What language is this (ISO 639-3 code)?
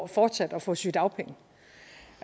dan